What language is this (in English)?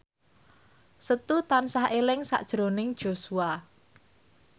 Javanese